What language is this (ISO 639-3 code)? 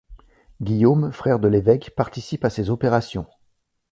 fra